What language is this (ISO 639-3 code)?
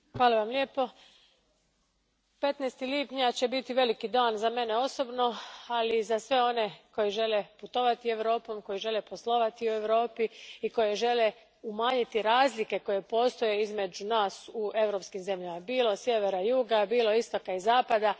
hrv